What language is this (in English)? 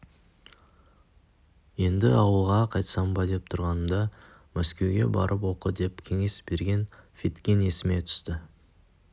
Kazakh